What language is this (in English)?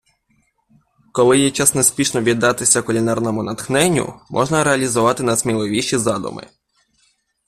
Ukrainian